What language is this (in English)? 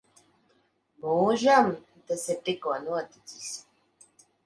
Latvian